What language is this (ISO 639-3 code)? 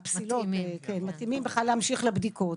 heb